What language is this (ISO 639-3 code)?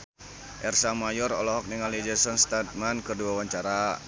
sun